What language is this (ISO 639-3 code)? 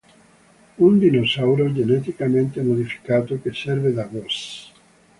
ita